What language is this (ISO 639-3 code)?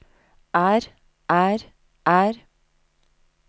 nor